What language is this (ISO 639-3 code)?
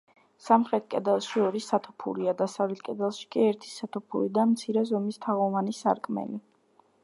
kat